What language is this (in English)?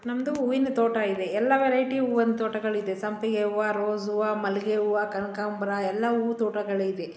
Kannada